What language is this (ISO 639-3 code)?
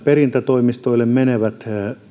fin